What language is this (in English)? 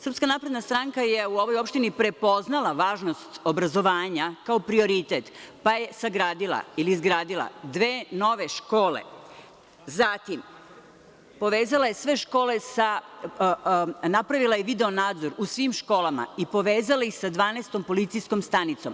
Serbian